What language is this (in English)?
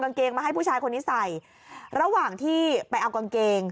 Thai